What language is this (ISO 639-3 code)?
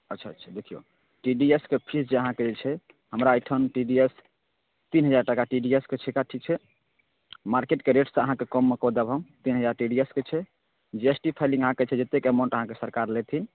mai